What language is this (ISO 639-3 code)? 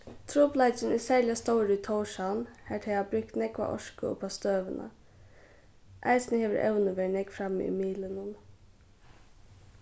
fao